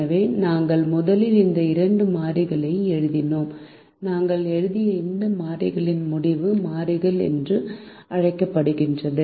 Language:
Tamil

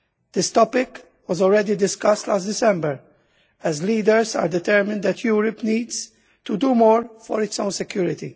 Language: English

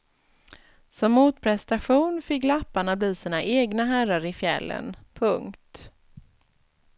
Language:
Swedish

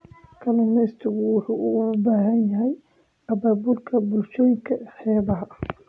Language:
Somali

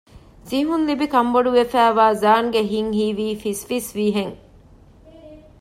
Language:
Divehi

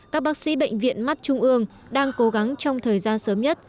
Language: Vietnamese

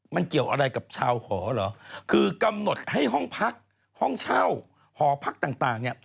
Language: Thai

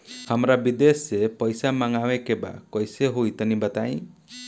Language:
Bhojpuri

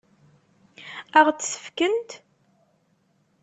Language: Kabyle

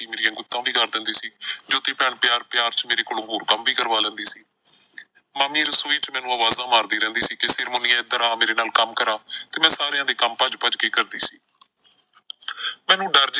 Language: Punjabi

